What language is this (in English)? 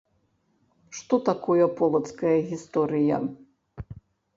Belarusian